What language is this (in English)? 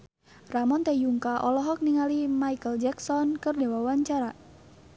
Sundanese